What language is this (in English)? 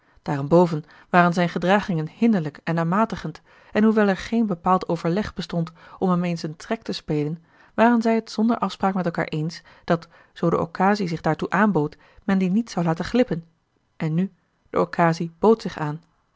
Dutch